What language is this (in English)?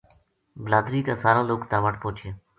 Gujari